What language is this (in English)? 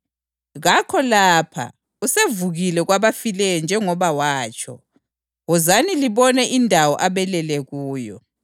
North Ndebele